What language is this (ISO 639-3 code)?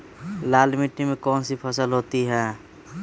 mag